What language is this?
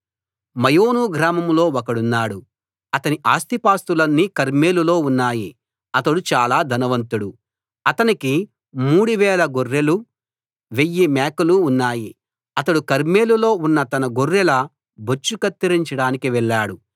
Telugu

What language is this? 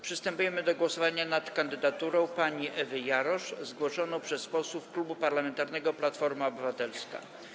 Polish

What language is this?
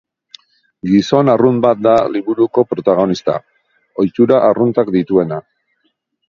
Basque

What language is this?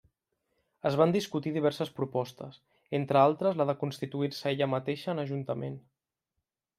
Catalan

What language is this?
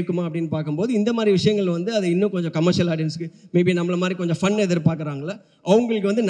Tamil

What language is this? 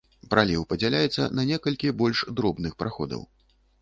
Belarusian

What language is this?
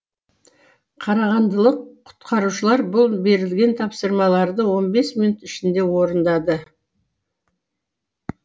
Kazakh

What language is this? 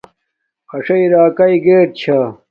Domaaki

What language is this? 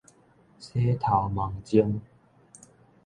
Min Nan Chinese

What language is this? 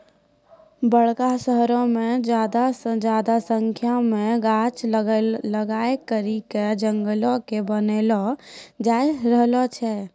Maithili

